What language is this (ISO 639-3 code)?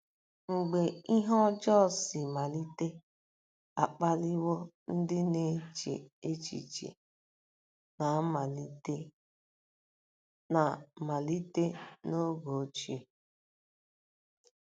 ibo